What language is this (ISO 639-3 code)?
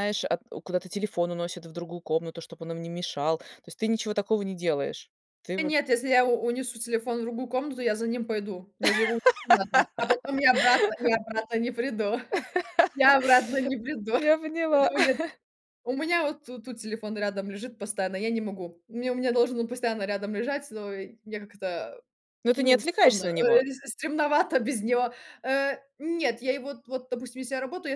rus